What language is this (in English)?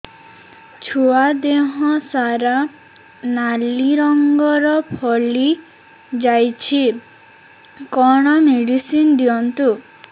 Odia